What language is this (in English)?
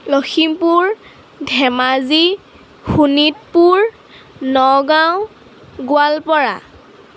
Assamese